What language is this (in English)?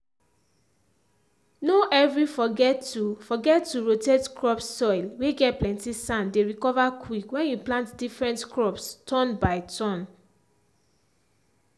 Nigerian Pidgin